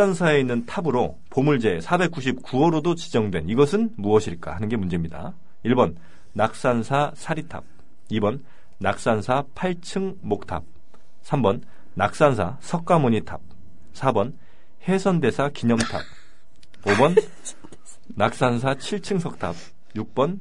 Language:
Korean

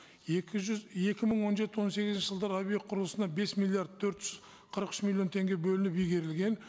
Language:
Kazakh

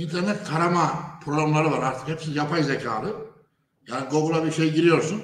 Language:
Turkish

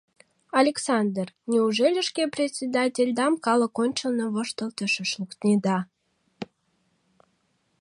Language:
Mari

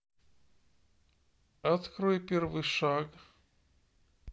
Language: Russian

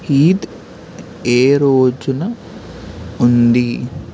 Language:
Telugu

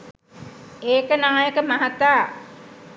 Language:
Sinhala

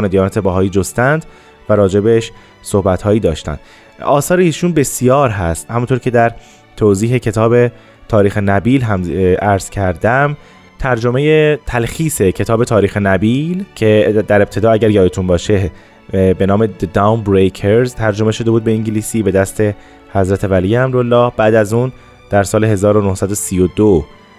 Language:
Persian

